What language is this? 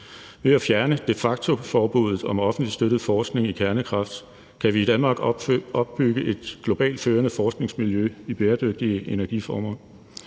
Danish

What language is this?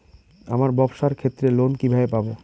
Bangla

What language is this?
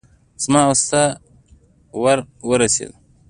Pashto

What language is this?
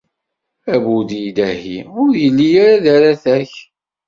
Kabyle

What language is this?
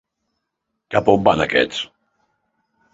Catalan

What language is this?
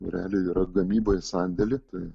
Lithuanian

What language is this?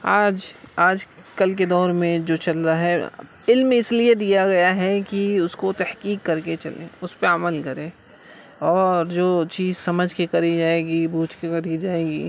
Urdu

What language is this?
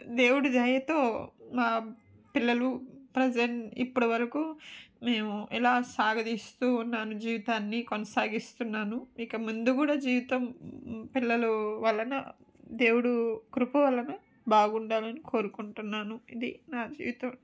Telugu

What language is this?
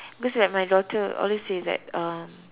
English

